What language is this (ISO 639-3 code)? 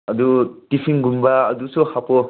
mni